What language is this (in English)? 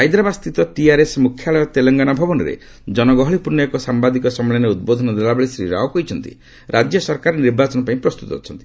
Odia